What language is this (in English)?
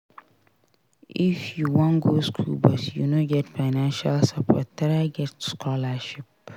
Nigerian Pidgin